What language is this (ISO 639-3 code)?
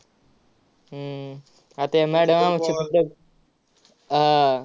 mar